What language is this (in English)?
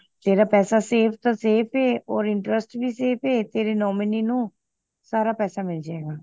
Punjabi